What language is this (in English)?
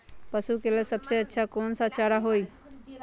Magahi